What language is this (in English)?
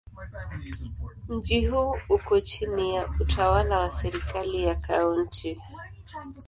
Swahili